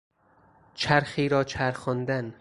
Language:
Persian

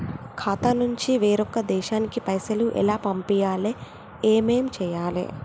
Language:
Telugu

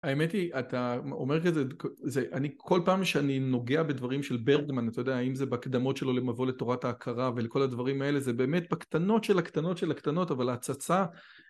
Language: Hebrew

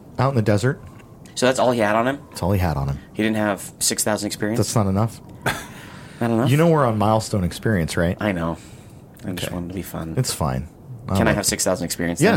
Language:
English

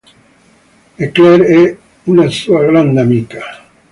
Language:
Italian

